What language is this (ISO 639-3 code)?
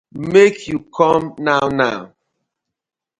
pcm